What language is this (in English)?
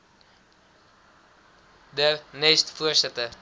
Afrikaans